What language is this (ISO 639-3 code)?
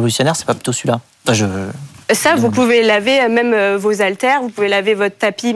fra